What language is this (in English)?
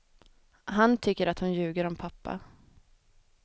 Swedish